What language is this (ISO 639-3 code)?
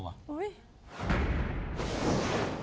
tha